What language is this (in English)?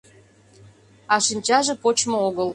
Mari